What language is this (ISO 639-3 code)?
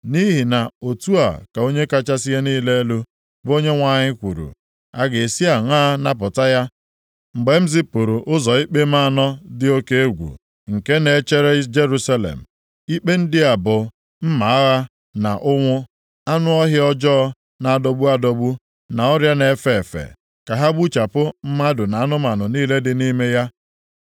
ibo